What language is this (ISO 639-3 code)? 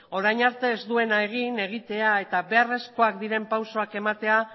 eus